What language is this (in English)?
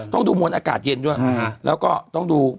Thai